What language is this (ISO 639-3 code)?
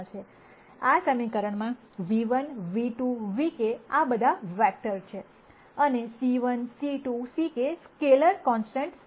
guj